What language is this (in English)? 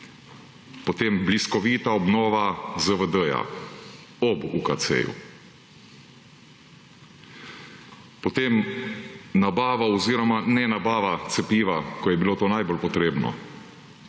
Slovenian